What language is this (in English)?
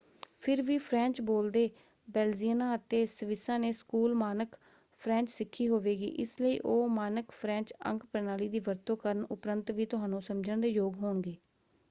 Punjabi